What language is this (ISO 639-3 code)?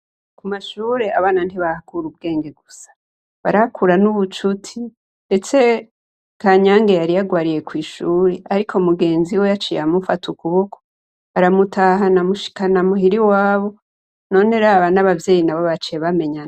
run